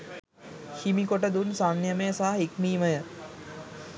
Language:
Sinhala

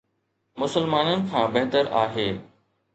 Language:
Sindhi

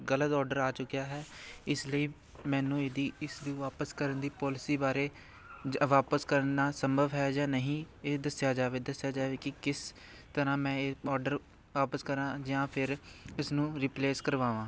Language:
Punjabi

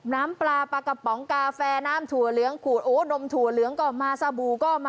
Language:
Thai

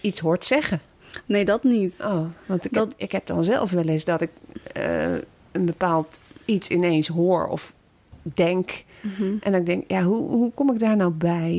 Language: Dutch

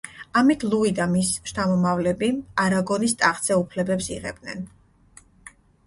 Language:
Georgian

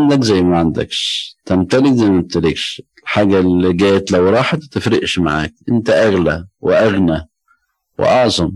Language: Arabic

